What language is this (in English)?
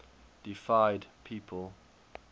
English